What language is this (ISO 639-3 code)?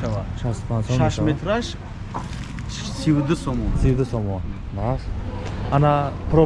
tur